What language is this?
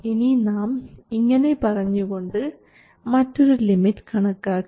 Malayalam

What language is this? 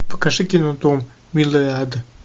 Russian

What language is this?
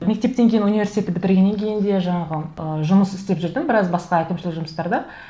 Kazakh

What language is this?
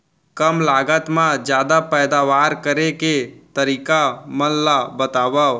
Chhattisgarhi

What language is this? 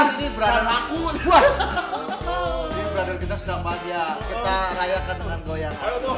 Indonesian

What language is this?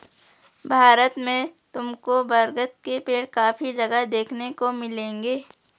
Hindi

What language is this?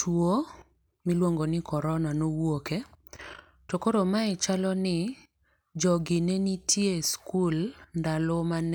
Luo (Kenya and Tanzania)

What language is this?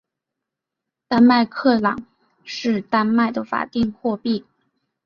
Chinese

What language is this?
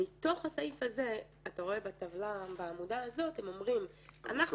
Hebrew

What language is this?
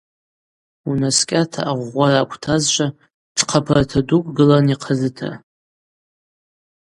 Abaza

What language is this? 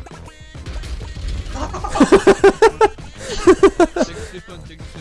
Russian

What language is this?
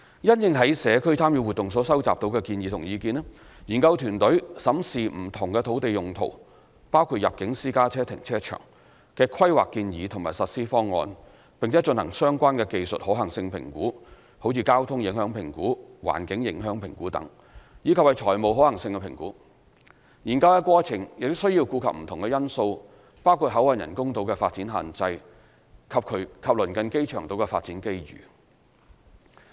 Cantonese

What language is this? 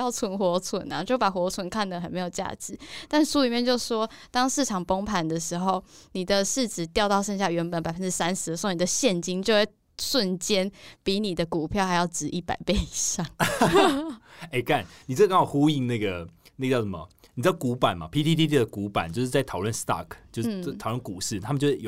Chinese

